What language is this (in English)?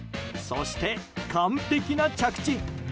Japanese